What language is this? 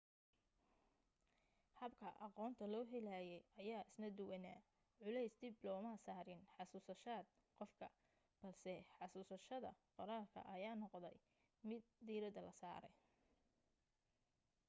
Somali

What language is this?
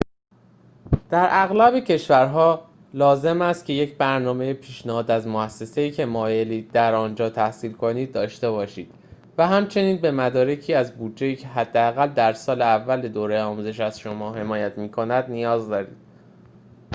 Persian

